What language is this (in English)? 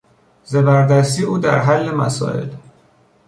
Persian